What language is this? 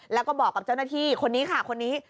Thai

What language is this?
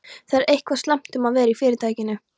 Icelandic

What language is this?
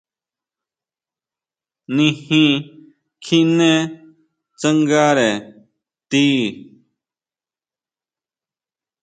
Huautla Mazatec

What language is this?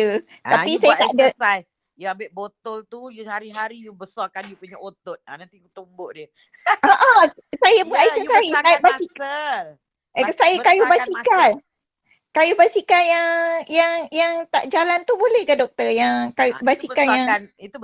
Malay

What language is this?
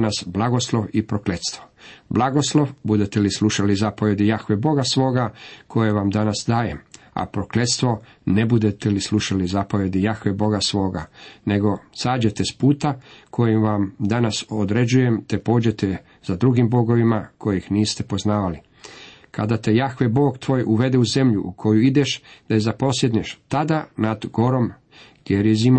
Croatian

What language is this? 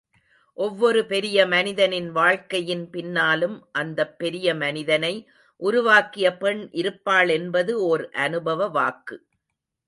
Tamil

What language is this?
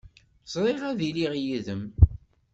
Kabyle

